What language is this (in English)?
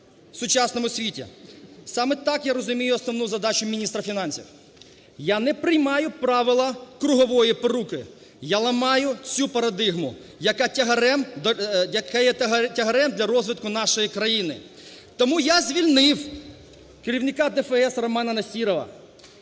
Ukrainian